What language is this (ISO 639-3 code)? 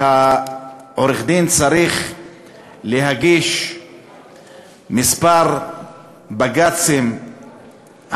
heb